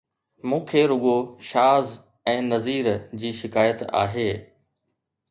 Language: Sindhi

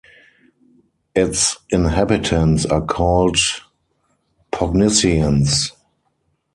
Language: English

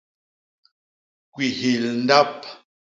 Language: Basaa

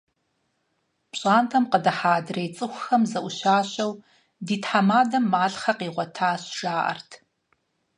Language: Kabardian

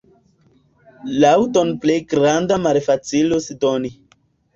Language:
Esperanto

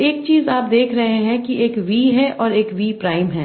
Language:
Hindi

